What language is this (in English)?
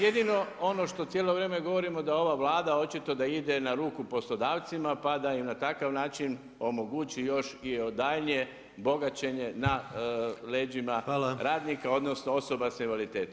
Croatian